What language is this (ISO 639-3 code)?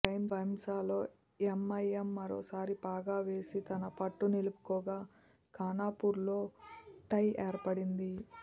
tel